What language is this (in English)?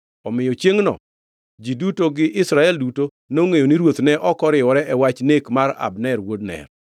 Luo (Kenya and Tanzania)